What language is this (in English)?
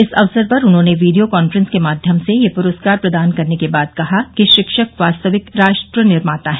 Hindi